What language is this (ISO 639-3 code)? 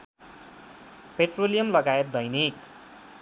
nep